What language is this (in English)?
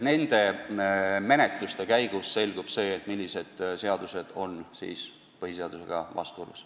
Estonian